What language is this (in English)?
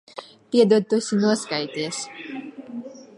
Latvian